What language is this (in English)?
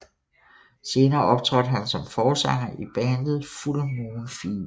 Danish